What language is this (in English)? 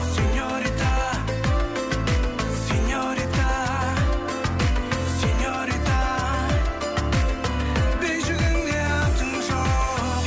Kazakh